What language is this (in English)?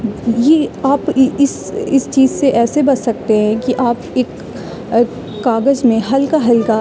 Urdu